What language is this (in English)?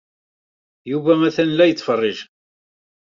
Kabyle